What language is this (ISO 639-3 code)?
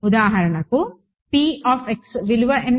tel